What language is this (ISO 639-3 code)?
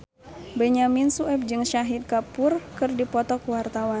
sun